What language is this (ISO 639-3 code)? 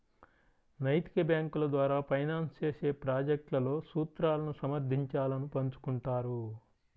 tel